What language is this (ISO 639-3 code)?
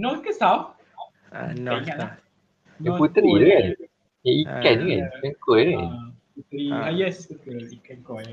msa